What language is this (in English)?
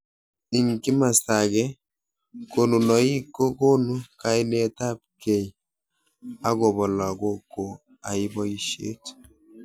Kalenjin